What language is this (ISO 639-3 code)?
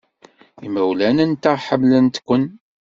kab